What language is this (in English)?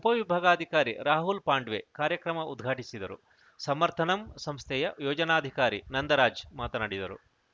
Kannada